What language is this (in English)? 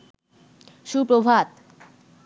Bangla